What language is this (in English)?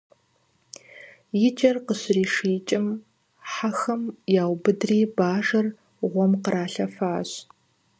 Kabardian